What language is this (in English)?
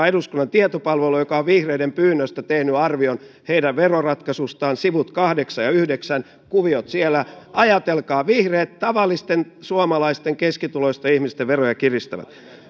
Finnish